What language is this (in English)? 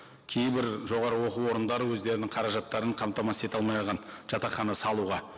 Kazakh